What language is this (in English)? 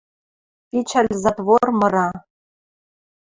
Western Mari